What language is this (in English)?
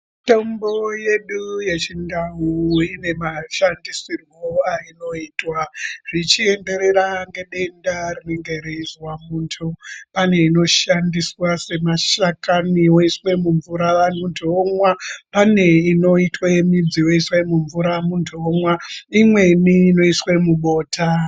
Ndau